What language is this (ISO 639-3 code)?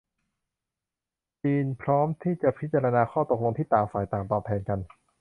tha